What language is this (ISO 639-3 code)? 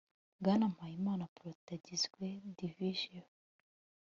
kin